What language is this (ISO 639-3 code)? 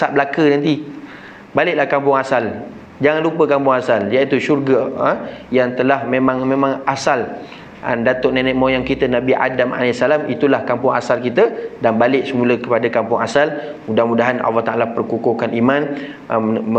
msa